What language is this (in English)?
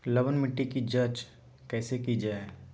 Magahi